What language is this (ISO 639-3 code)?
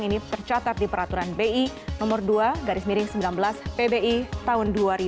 ind